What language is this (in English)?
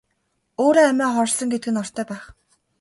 Mongolian